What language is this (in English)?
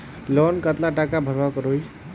Magahi